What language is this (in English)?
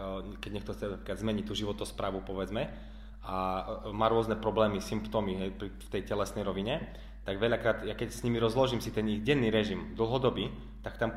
Slovak